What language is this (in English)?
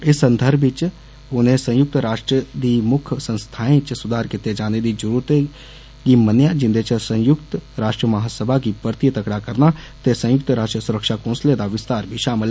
Dogri